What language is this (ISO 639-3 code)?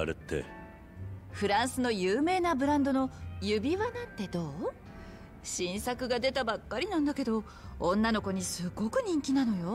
jpn